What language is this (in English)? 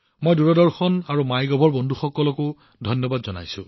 Assamese